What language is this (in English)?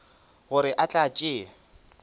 Northern Sotho